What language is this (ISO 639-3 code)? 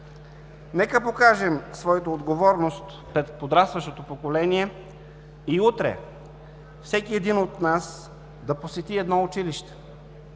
bul